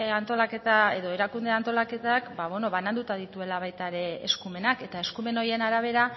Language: Basque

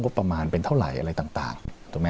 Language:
Thai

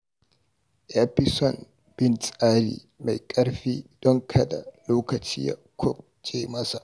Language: Hausa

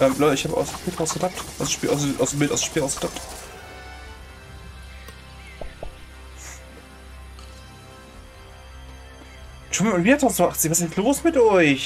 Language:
German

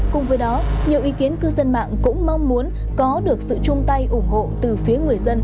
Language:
Vietnamese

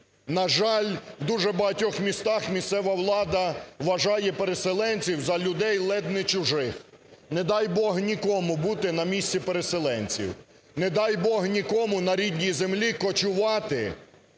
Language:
Ukrainian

